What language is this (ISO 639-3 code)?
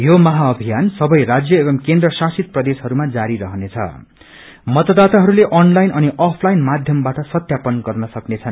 nep